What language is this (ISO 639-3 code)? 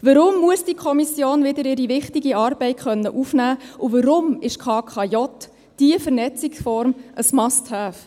gsw